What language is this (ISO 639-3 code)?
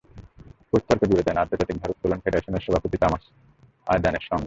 ben